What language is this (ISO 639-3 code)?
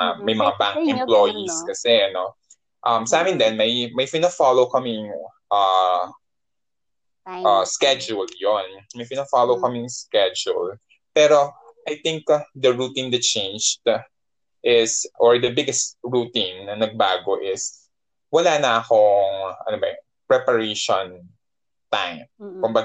fil